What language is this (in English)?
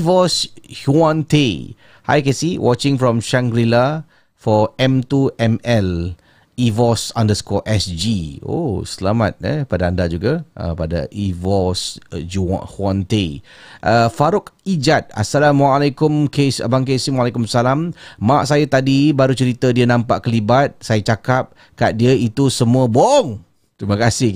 Malay